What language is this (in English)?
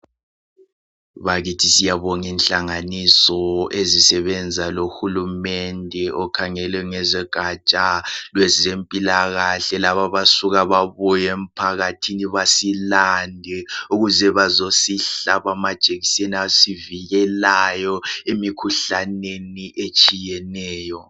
North Ndebele